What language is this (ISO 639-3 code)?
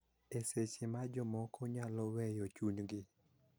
luo